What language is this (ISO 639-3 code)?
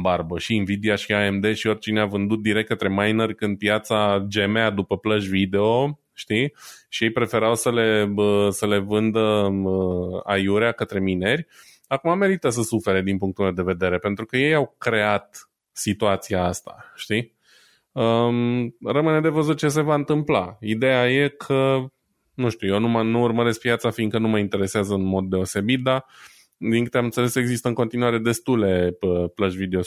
ron